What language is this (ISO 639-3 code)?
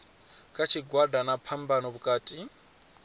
ven